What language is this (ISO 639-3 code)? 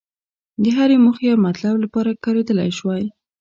pus